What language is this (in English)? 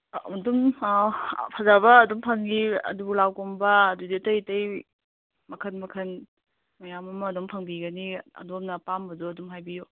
Manipuri